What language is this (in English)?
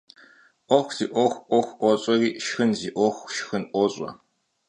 Kabardian